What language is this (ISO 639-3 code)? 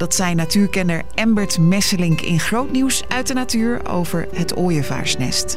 nld